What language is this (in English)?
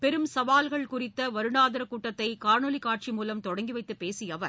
Tamil